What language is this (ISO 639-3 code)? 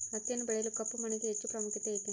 kan